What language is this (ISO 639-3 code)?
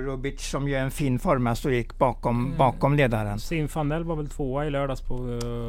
swe